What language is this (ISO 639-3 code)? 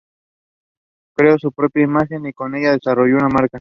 spa